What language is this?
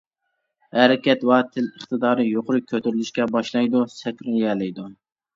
Uyghur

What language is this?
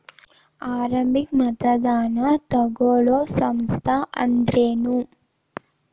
Kannada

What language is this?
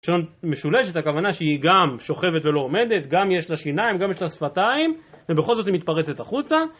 Hebrew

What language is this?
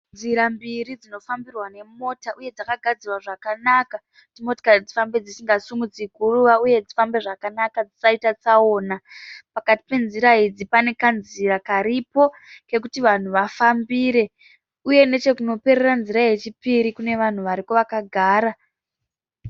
Shona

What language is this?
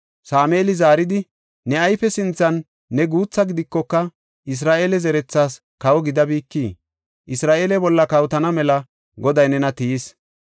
Gofa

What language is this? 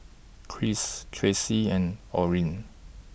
English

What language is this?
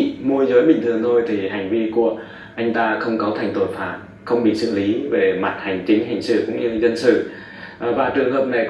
Vietnamese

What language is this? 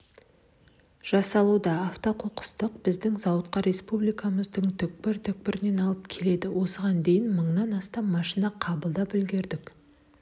Kazakh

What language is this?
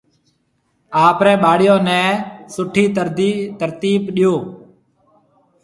Marwari (Pakistan)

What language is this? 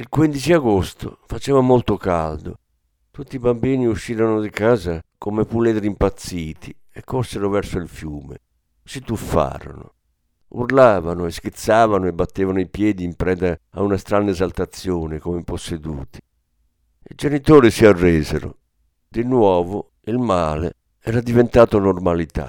Italian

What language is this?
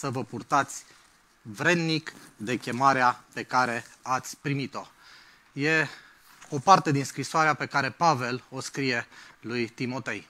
Romanian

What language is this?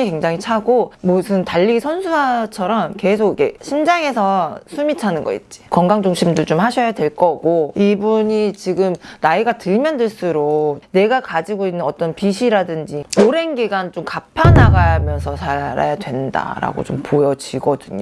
Korean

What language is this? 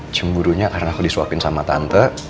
Indonesian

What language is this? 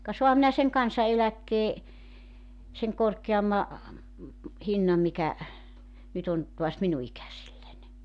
Finnish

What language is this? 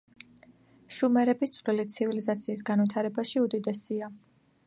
Georgian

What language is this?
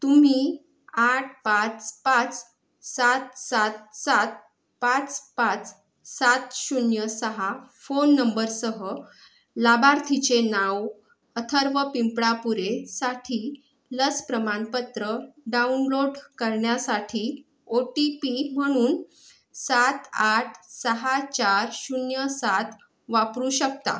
Marathi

